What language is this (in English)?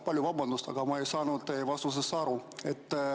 Estonian